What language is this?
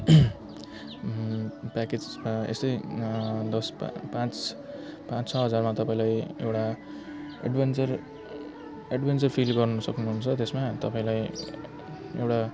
Nepali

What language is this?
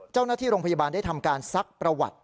Thai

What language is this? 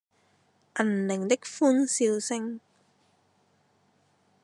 Cantonese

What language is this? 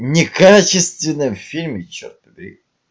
Russian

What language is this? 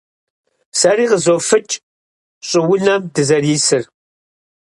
Kabardian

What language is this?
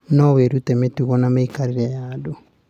Kikuyu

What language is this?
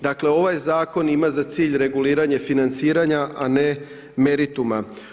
Croatian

